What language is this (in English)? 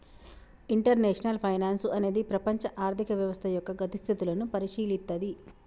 Telugu